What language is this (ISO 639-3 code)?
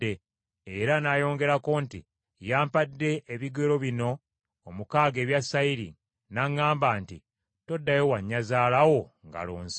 lug